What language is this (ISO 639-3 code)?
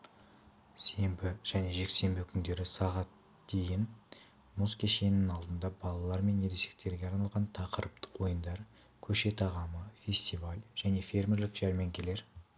kaz